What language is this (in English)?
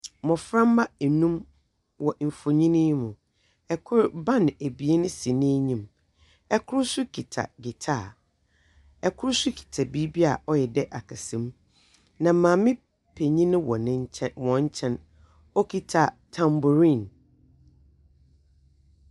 Akan